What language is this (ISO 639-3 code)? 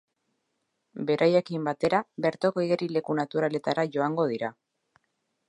eus